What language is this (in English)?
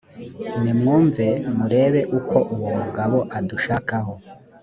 Kinyarwanda